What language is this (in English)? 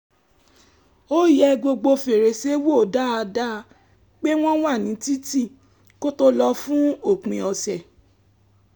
Yoruba